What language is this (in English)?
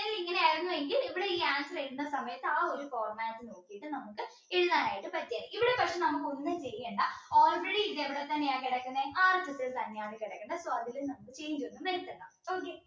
Malayalam